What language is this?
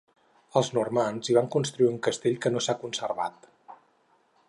Catalan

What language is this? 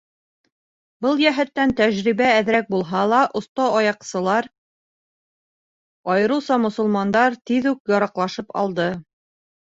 Bashkir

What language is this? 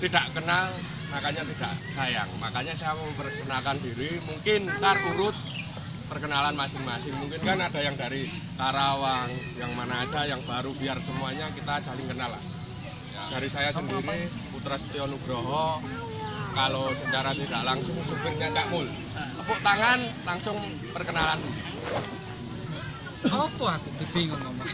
Indonesian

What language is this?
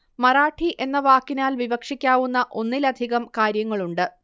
Malayalam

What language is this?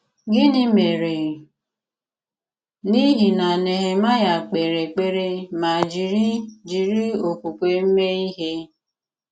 Igbo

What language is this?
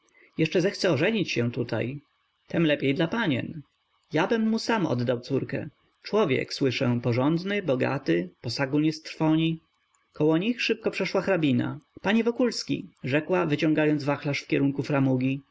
Polish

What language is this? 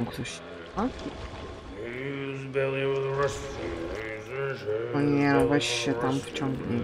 Polish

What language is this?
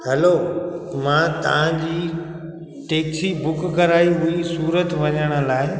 Sindhi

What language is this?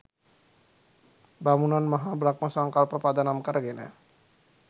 Sinhala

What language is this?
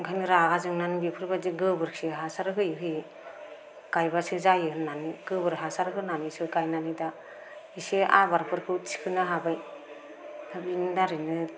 Bodo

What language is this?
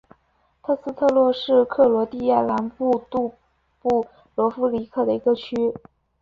Chinese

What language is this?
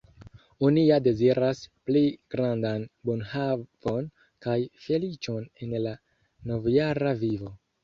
Esperanto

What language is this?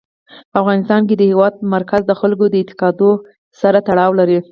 Pashto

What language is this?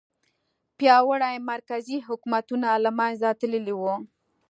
Pashto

